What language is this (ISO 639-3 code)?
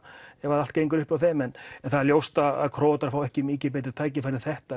isl